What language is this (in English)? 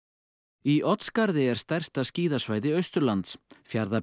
Icelandic